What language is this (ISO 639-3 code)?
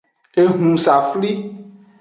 ajg